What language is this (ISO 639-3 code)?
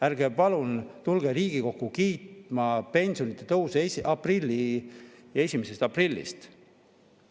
est